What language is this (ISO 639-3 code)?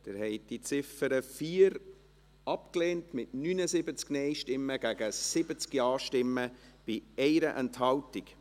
gsw